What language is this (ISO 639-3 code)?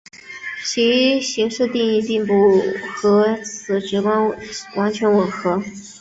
zho